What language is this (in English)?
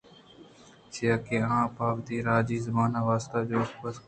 Eastern Balochi